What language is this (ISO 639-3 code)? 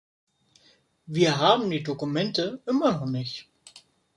deu